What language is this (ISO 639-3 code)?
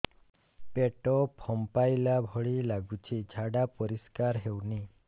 ori